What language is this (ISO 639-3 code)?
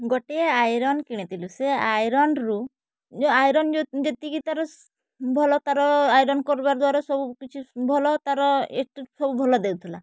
ori